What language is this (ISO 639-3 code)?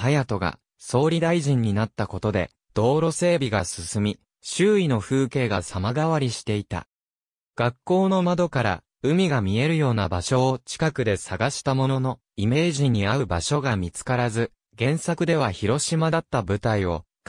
jpn